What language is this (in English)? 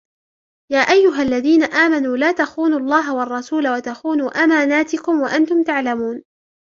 Arabic